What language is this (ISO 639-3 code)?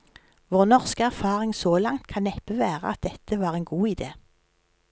nor